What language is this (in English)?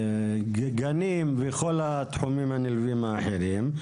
Hebrew